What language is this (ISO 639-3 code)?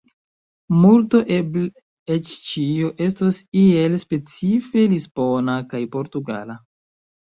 epo